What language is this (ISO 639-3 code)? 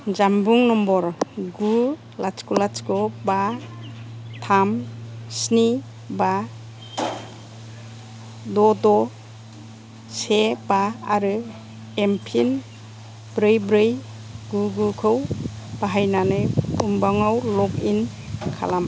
brx